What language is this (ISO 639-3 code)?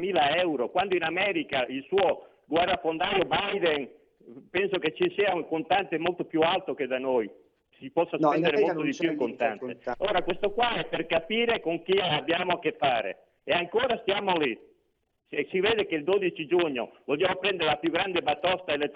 ita